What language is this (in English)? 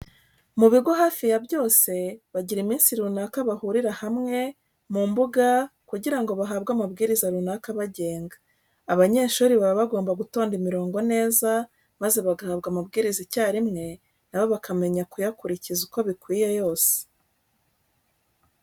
Kinyarwanda